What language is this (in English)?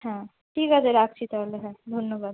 Bangla